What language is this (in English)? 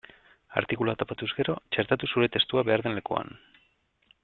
Basque